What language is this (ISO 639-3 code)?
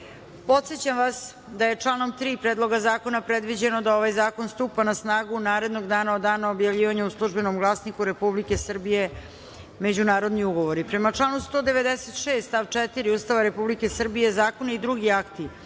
srp